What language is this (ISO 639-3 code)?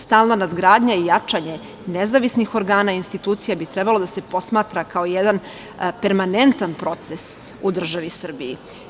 srp